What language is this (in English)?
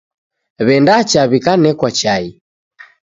Taita